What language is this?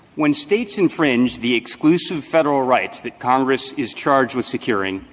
English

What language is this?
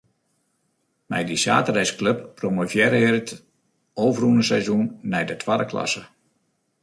Western Frisian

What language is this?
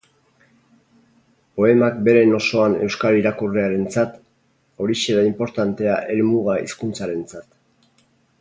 Basque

